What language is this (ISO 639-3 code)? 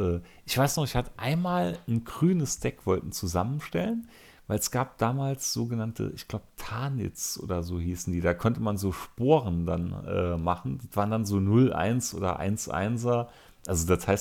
deu